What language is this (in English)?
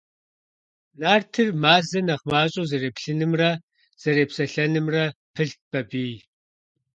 Kabardian